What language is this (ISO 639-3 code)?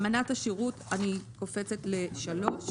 heb